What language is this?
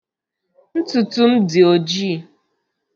Igbo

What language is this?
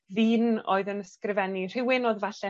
Welsh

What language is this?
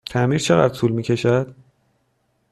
Persian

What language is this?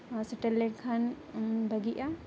Santali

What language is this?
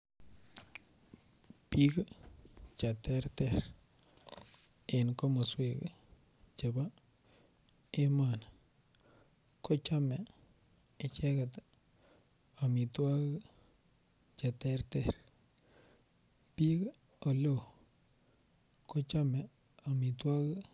Kalenjin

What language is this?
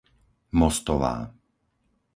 Slovak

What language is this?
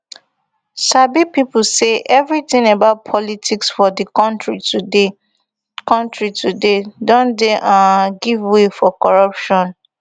Nigerian Pidgin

